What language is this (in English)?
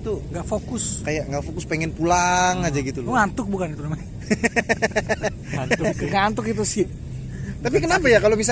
Indonesian